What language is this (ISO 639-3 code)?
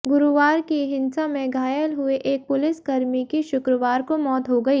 hin